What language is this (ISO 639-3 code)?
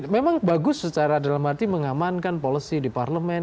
ind